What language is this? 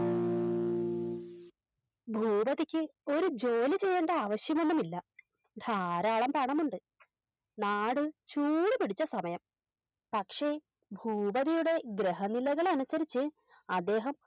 Malayalam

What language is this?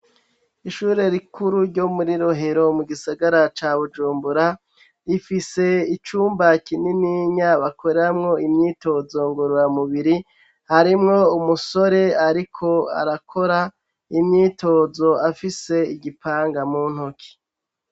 Rundi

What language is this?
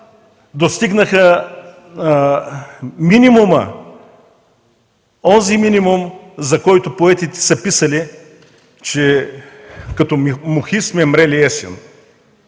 Bulgarian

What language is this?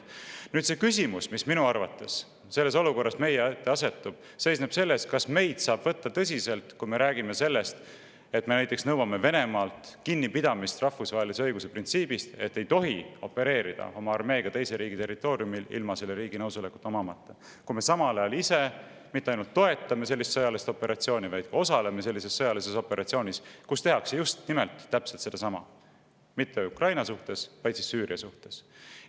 Estonian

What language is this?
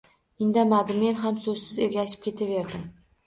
Uzbek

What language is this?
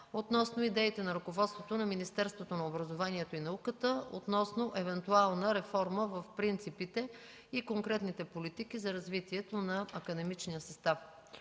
Bulgarian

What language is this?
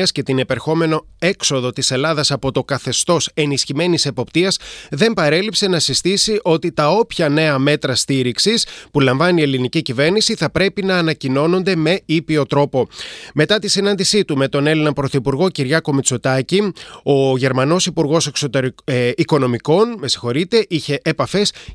Greek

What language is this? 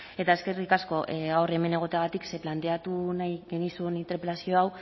Basque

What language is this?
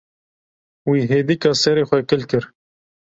Kurdish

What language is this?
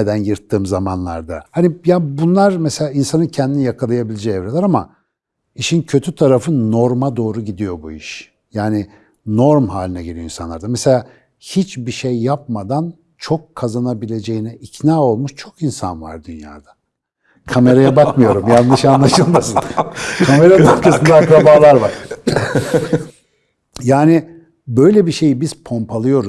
Turkish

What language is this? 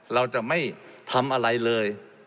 Thai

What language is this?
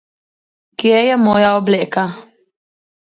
Slovenian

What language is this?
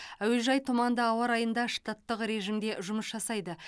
Kazakh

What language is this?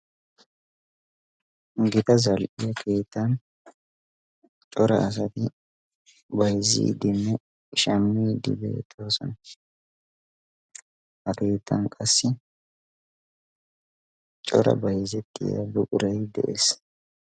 Wolaytta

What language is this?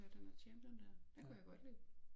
Danish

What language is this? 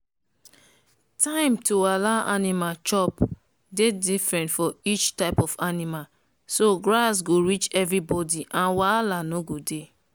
Nigerian Pidgin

